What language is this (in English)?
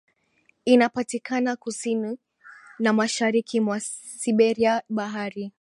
Swahili